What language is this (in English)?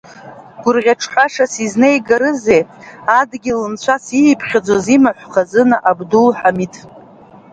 Abkhazian